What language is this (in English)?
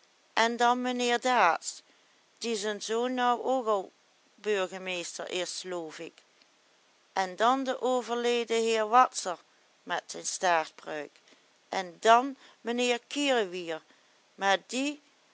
Dutch